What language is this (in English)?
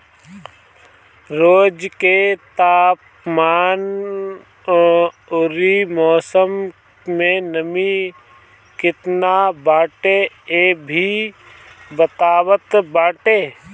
Bhojpuri